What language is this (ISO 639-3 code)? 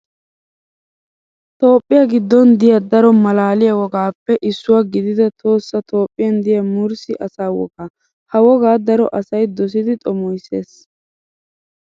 wal